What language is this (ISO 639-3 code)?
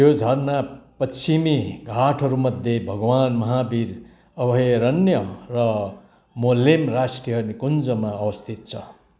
nep